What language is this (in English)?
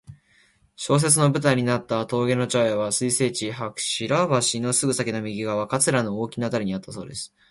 Japanese